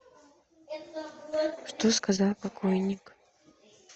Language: Russian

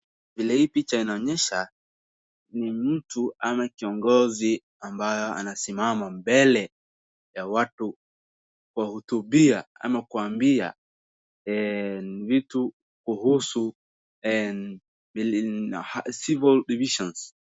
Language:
Swahili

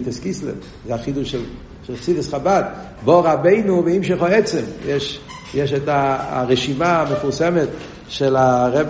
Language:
Hebrew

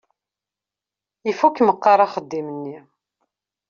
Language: Kabyle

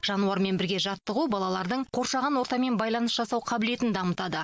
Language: Kazakh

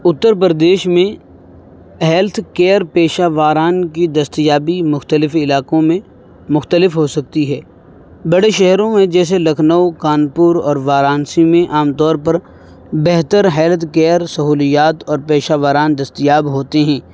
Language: Urdu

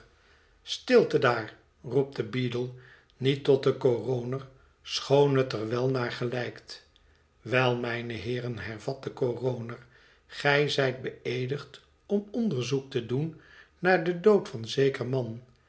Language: Dutch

